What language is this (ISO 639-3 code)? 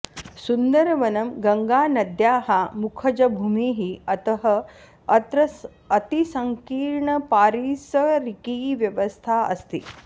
san